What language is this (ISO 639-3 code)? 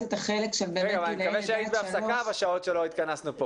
heb